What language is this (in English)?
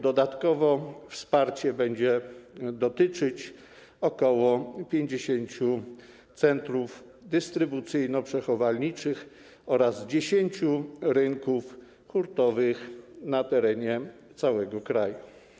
Polish